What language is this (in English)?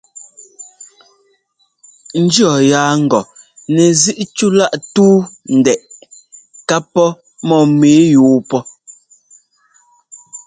Ngomba